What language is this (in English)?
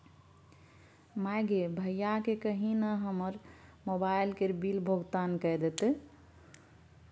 Maithili